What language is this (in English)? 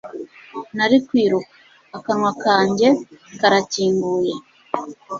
Kinyarwanda